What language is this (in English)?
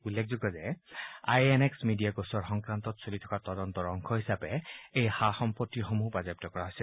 Assamese